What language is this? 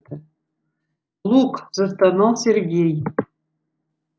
Russian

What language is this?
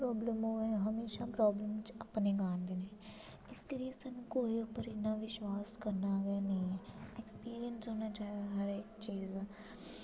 Dogri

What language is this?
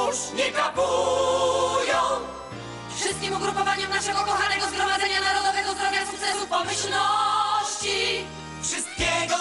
Polish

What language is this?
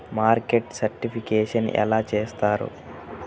Telugu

